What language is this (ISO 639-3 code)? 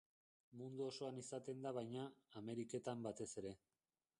eus